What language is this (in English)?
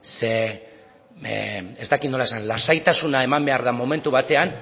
Basque